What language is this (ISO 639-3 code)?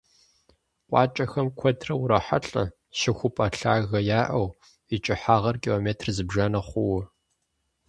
kbd